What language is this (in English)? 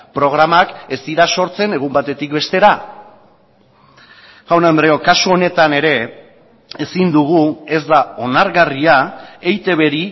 Basque